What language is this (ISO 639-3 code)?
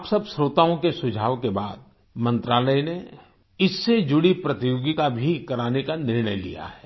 hin